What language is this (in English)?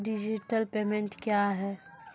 Maithili